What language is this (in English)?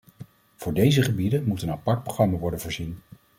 Dutch